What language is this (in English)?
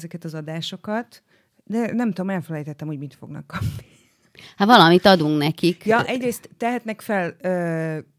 Hungarian